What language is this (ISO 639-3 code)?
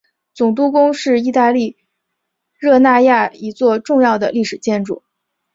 zho